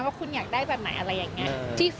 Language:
Thai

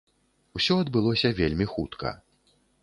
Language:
Belarusian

